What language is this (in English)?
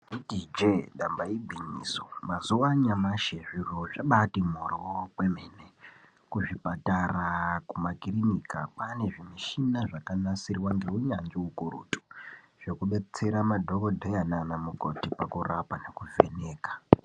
Ndau